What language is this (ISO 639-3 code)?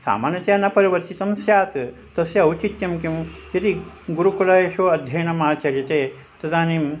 san